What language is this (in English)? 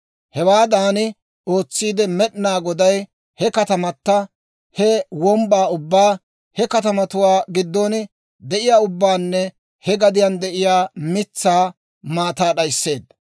Dawro